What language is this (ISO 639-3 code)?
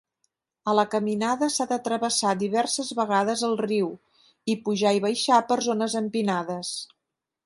cat